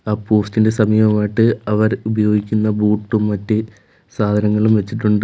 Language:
Malayalam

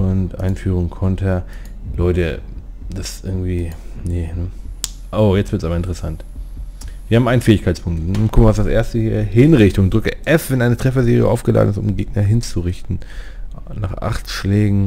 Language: German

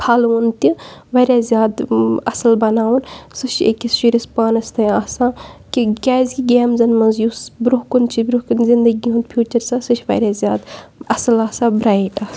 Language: Kashmiri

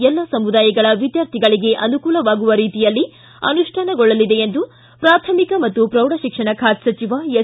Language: Kannada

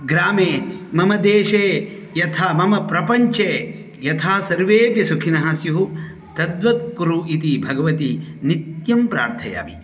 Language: Sanskrit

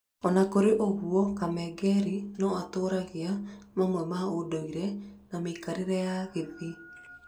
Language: Kikuyu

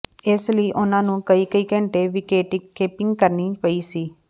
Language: Punjabi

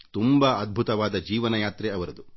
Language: Kannada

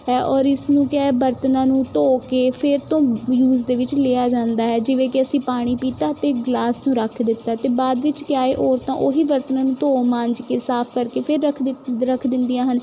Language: Punjabi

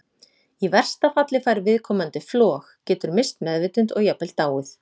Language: Icelandic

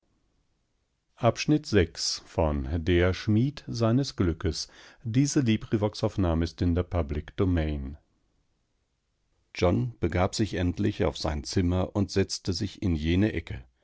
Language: German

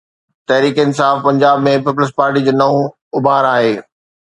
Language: Sindhi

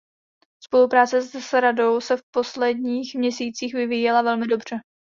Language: Czech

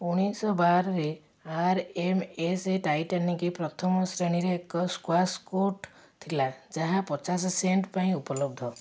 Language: Odia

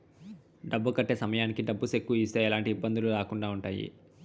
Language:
Telugu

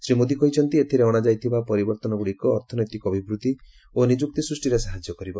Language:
Odia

